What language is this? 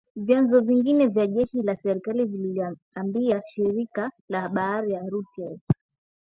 Swahili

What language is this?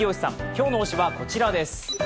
Japanese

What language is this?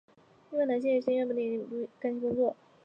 Chinese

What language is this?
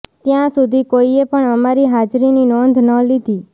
Gujarati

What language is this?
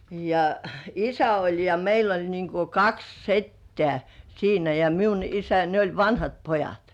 Finnish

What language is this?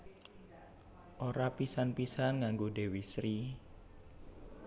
Javanese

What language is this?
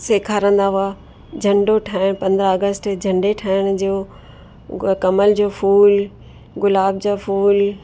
Sindhi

